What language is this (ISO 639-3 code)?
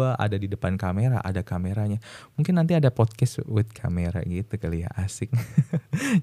ind